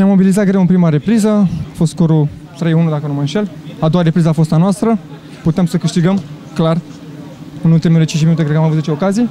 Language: Romanian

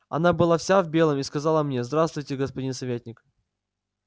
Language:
Russian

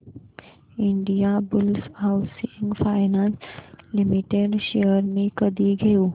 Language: Marathi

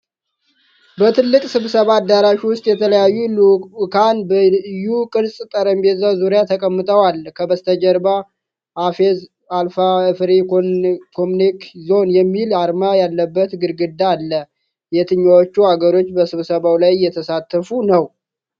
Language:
Amharic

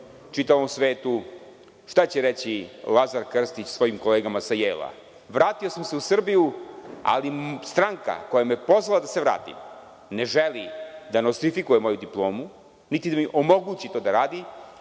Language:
Serbian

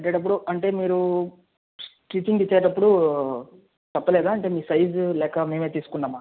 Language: Telugu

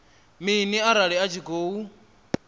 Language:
Venda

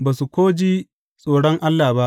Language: Hausa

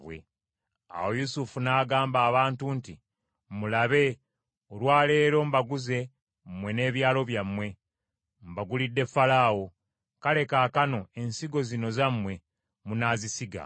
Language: Ganda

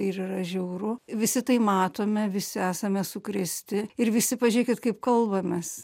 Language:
Lithuanian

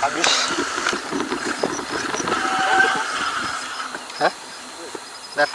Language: Indonesian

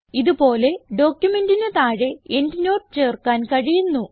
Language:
Malayalam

